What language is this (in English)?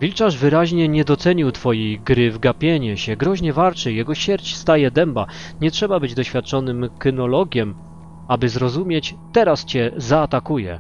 Polish